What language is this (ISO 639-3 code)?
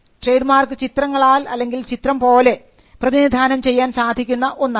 mal